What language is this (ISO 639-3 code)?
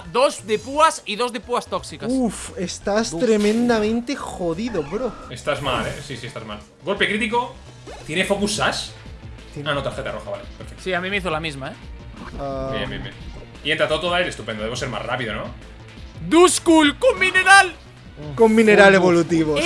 spa